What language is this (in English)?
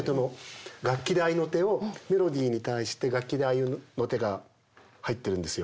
Japanese